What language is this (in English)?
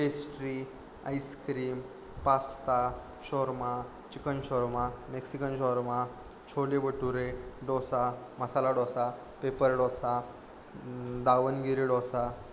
Marathi